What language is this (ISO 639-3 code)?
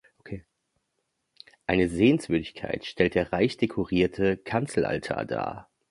deu